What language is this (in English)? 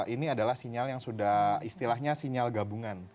Indonesian